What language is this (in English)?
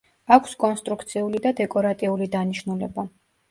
Georgian